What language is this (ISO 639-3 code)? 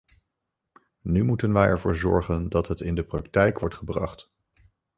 nld